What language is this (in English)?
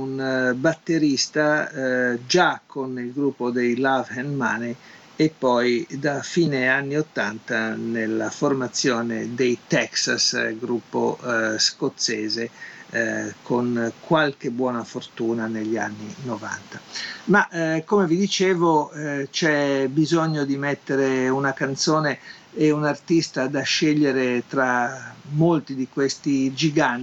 Italian